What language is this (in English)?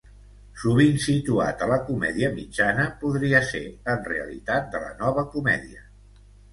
Catalan